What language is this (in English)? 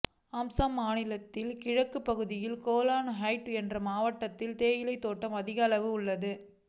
Tamil